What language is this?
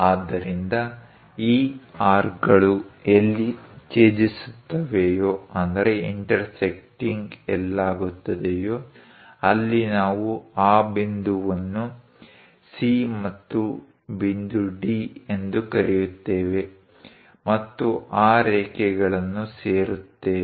Kannada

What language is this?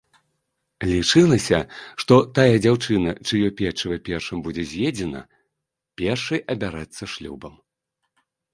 Belarusian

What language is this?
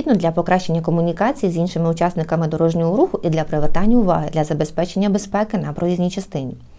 Ukrainian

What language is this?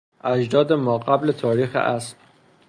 Persian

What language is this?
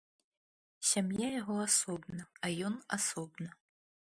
Belarusian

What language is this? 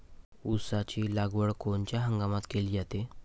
Marathi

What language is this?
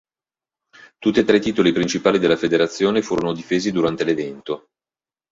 Italian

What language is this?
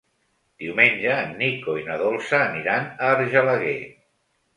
Catalan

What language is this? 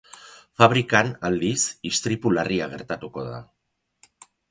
Basque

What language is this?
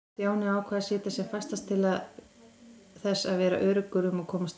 Icelandic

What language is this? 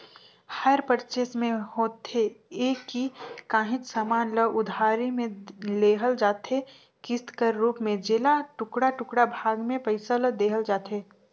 Chhattisgarhi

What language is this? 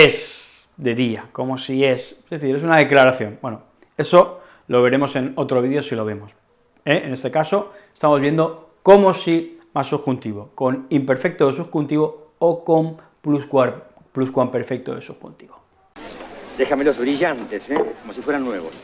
Spanish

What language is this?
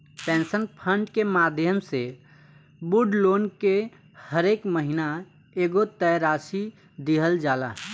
Bhojpuri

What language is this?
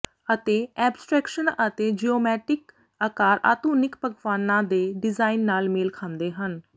Punjabi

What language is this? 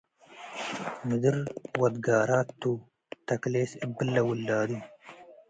Tigre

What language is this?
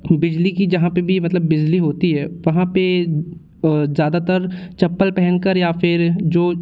Hindi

